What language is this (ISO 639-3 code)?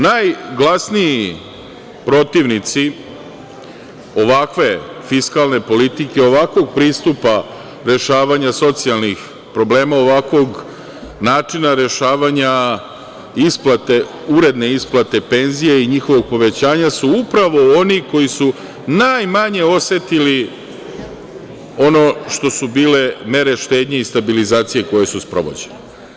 srp